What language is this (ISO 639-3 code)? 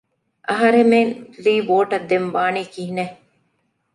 div